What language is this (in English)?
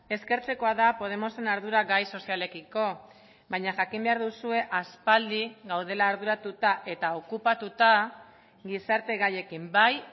Basque